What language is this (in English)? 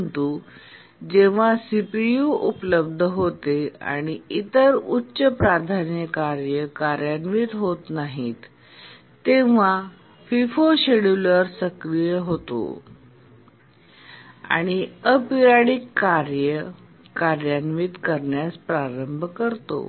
Marathi